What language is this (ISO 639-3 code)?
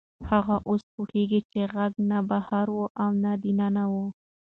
pus